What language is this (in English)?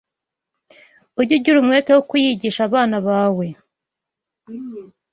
Kinyarwanda